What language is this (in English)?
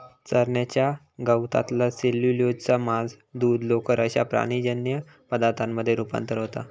Marathi